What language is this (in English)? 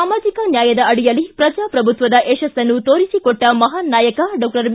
Kannada